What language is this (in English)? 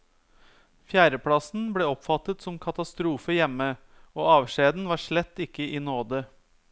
Norwegian